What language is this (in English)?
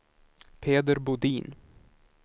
Swedish